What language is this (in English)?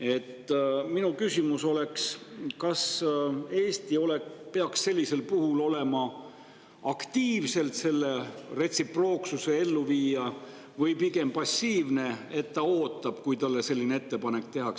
Estonian